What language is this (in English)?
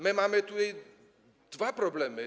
Polish